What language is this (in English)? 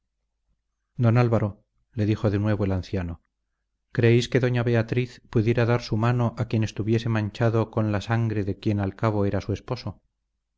Spanish